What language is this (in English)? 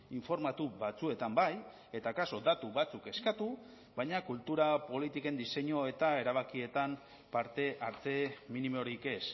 Basque